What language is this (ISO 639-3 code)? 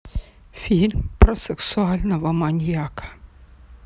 rus